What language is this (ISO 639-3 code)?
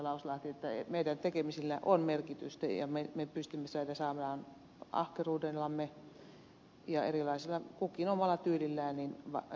fin